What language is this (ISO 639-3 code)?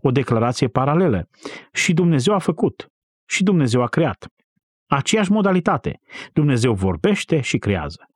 ron